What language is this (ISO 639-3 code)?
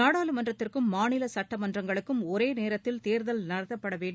tam